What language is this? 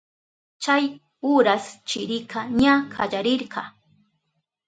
Southern Pastaza Quechua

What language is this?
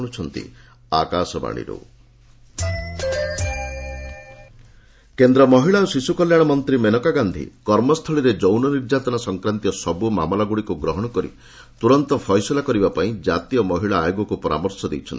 Odia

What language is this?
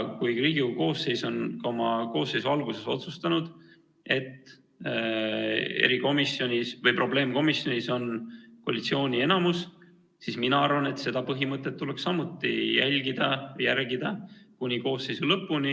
Estonian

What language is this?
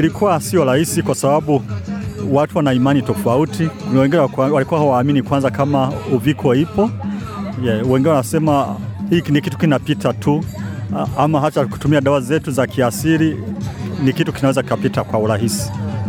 Swahili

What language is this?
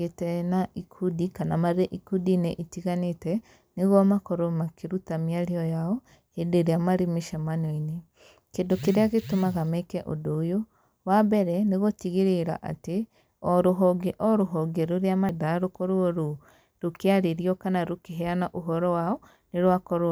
Kikuyu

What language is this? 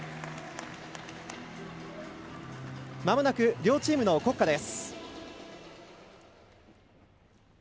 Japanese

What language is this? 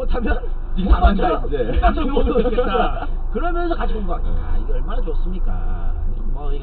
Korean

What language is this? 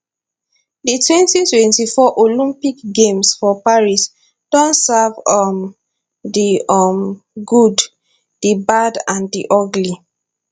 Nigerian Pidgin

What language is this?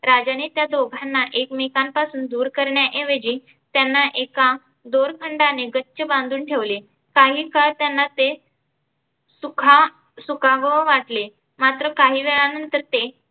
Marathi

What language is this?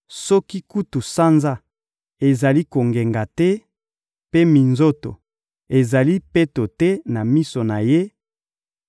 Lingala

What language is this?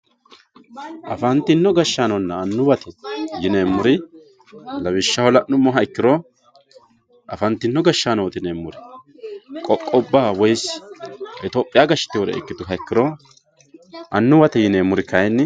Sidamo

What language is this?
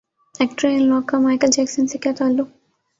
Urdu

